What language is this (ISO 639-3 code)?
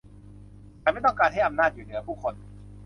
tha